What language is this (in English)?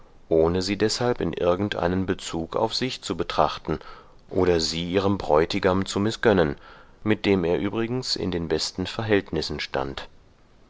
German